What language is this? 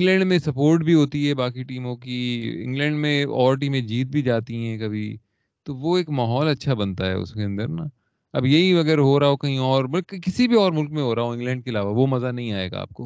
Urdu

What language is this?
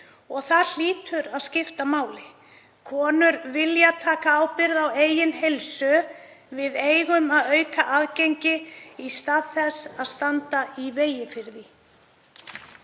Icelandic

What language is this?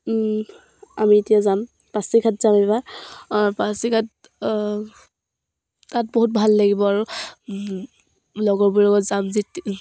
Assamese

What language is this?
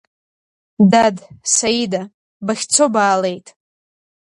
Abkhazian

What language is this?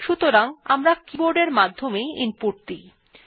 Bangla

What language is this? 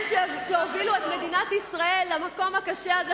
Hebrew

